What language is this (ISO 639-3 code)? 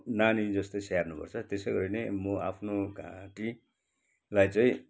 nep